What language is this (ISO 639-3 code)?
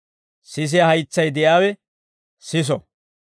dwr